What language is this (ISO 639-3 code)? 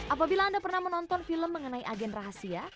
ind